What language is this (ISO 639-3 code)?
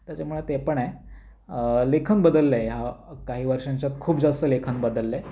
mar